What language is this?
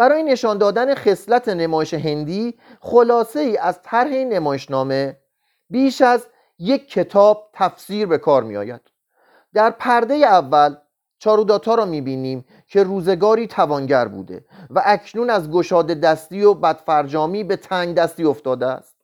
Persian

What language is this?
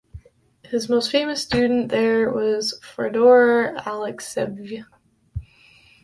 English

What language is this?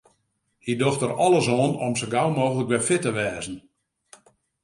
Western Frisian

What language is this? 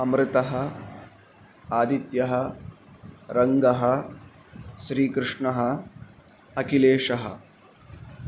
Sanskrit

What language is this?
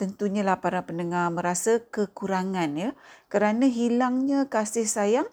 Malay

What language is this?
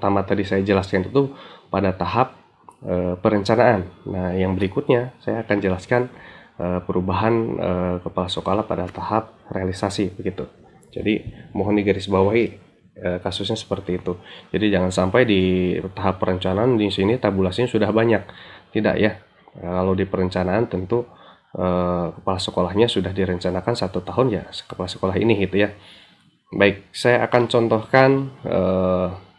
Indonesian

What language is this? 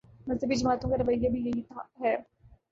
Urdu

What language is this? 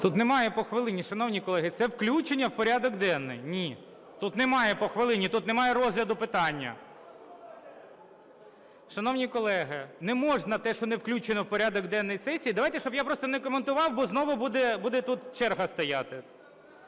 Ukrainian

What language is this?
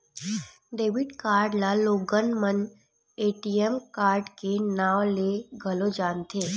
Chhattisgarhi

